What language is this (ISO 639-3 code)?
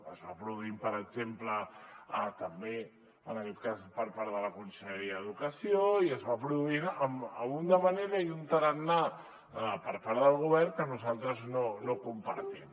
cat